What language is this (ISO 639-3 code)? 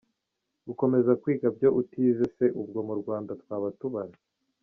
kin